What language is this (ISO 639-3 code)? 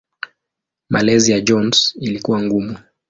swa